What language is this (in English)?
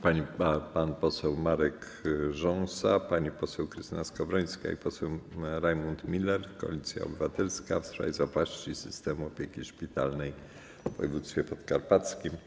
Polish